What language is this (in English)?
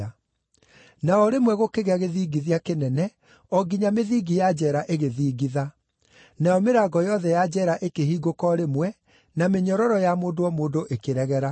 Kikuyu